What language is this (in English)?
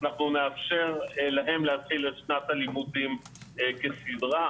Hebrew